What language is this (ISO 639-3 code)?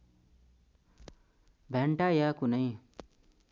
nep